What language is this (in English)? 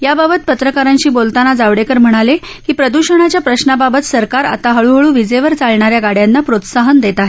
Marathi